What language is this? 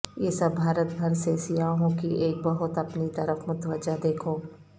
Urdu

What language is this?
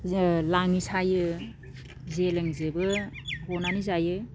Bodo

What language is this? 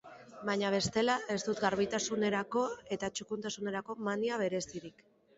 Basque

